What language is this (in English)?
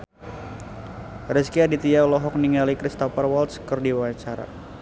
Sundanese